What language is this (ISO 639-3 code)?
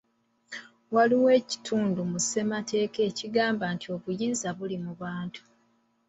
lug